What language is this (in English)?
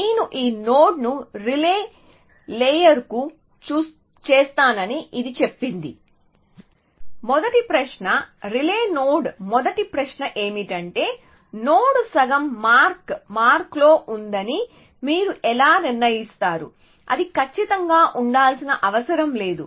Telugu